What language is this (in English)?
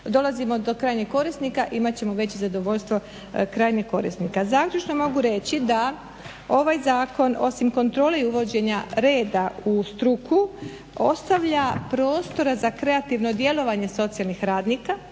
Croatian